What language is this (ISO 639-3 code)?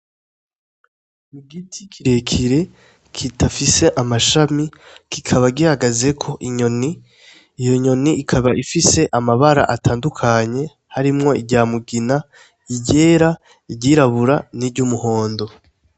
run